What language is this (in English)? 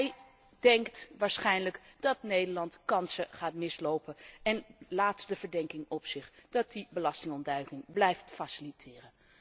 Dutch